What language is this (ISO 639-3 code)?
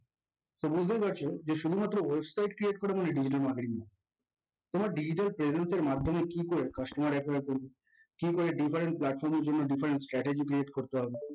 ben